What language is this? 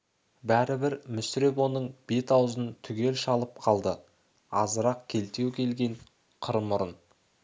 Kazakh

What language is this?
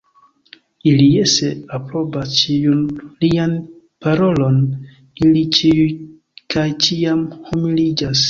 Esperanto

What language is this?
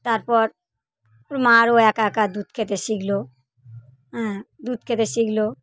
Bangla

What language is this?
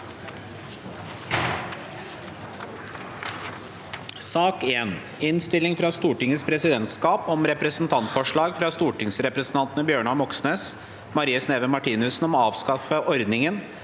Norwegian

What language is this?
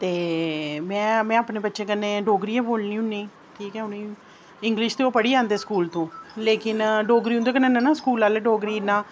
Dogri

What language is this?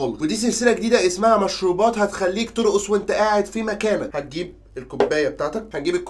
Arabic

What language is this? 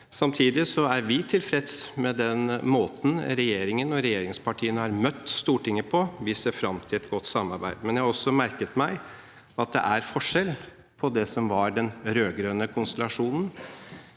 Norwegian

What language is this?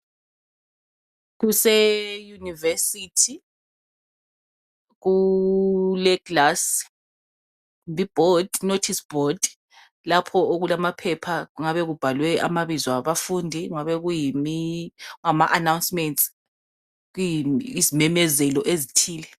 North Ndebele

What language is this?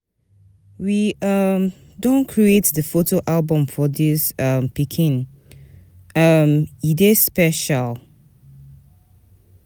Nigerian Pidgin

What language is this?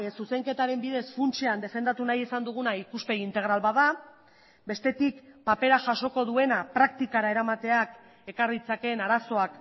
Basque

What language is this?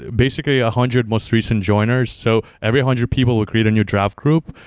English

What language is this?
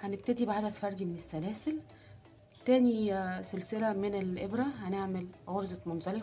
Arabic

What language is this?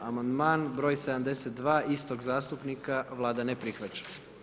Croatian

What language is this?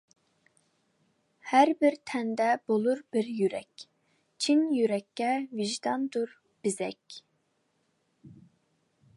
Uyghur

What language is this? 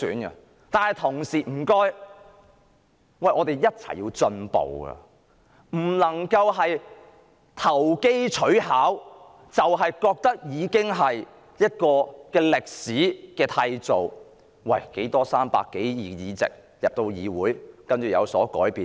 Cantonese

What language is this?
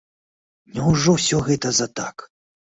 Belarusian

